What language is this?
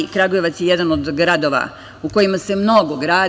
Serbian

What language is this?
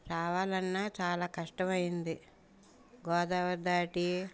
Telugu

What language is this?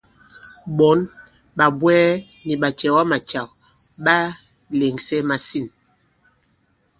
Bankon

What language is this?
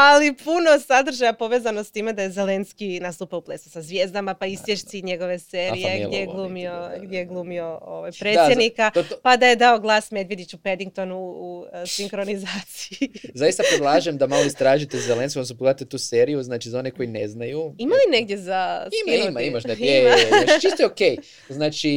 Croatian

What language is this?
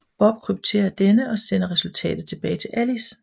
Danish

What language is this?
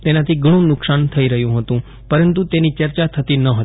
Gujarati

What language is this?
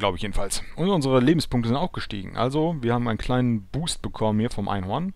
German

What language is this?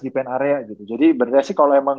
Indonesian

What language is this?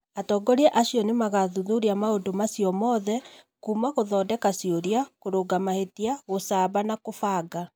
Kikuyu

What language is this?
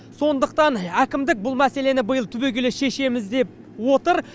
Kazakh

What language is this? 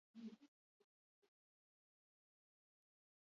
Basque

